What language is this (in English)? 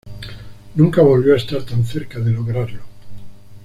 Spanish